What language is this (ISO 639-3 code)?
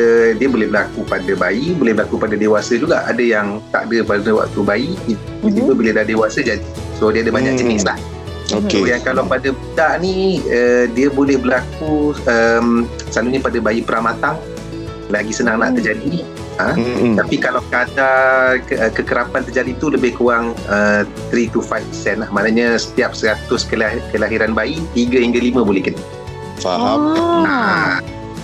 msa